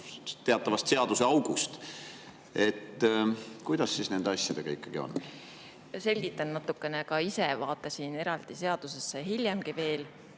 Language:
Estonian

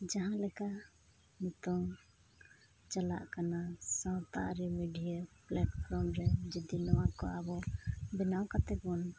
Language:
Santali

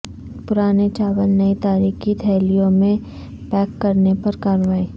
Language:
Urdu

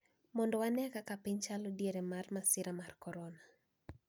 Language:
Luo (Kenya and Tanzania)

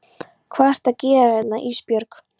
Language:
Icelandic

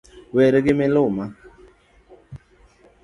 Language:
Luo (Kenya and Tanzania)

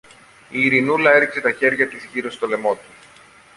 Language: Greek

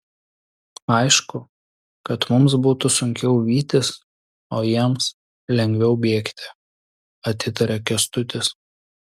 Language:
Lithuanian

